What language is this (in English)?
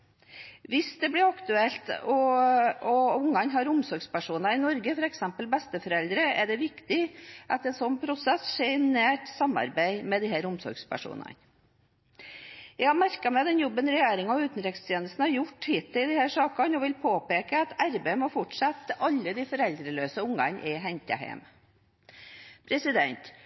Norwegian Bokmål